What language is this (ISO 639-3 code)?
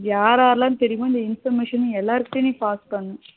tam